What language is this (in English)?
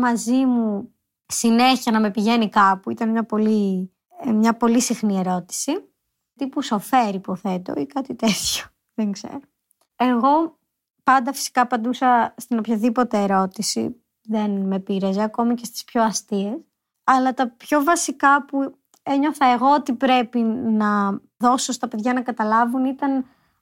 Greek